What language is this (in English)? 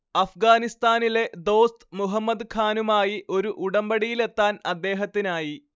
Malayalam